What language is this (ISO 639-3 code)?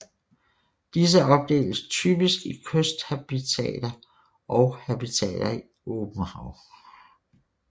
dan